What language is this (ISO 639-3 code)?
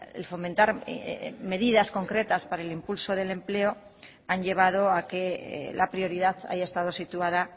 spa